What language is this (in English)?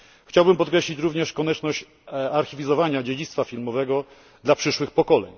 Polish